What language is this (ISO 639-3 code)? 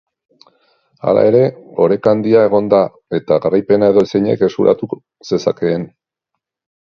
eus